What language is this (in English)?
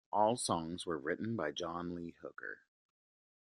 English